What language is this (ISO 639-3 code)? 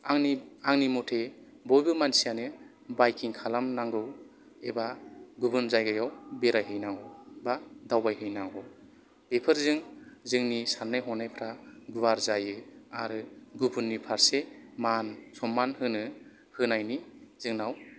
brx